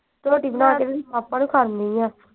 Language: Punjabi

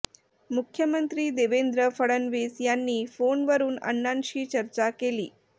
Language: Marathi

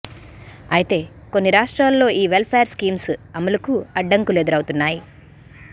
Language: Telugu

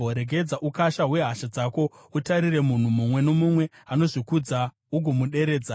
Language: Shona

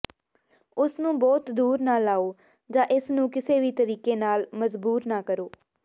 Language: Punjabi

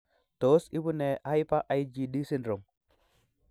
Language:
Kalenjin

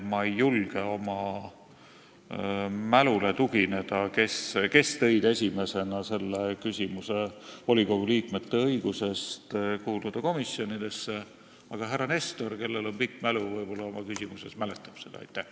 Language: Estonian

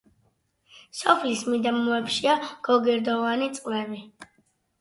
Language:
Georgian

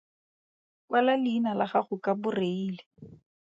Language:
Tswana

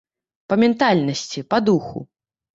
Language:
Belarusian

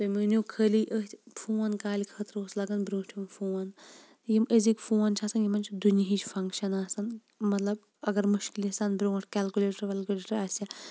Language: Kashmiri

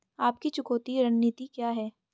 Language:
Hindi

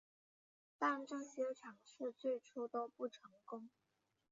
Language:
Chinese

